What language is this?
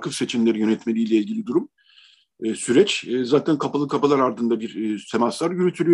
Turkish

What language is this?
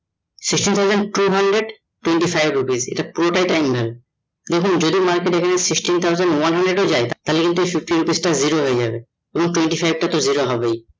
Bangla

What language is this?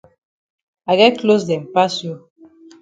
Cameroon Pidgin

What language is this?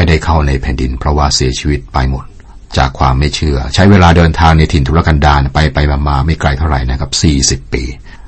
Thai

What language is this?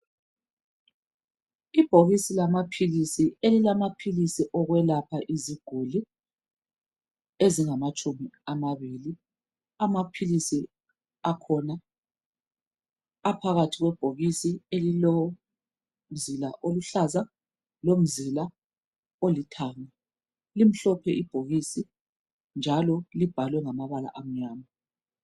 North Ndebele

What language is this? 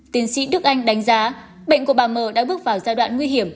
Vietnamese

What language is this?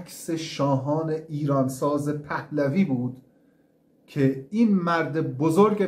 Persian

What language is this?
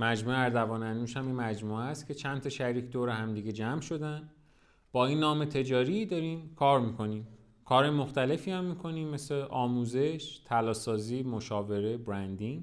Persian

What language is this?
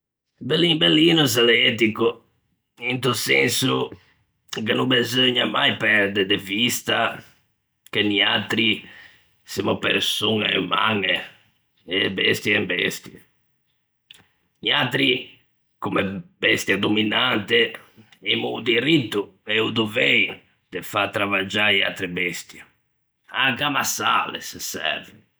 Ligurian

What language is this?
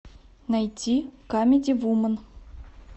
Russian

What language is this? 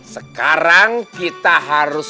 Indonesian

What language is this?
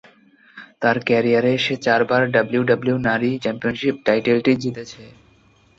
Bangla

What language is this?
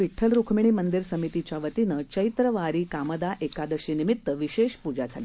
Marathi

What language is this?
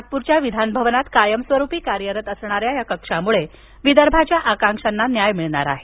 Marathi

